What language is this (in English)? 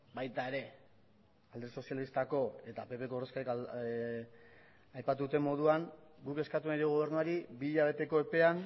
Basque